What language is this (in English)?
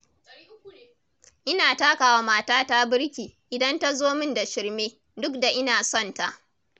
Hausa